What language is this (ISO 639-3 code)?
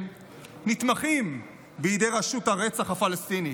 heb